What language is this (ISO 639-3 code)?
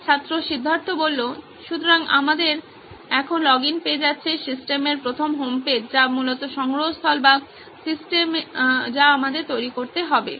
ben